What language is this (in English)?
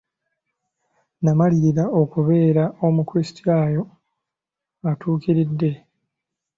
Ganda